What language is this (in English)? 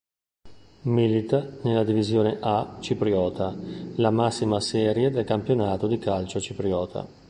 Italian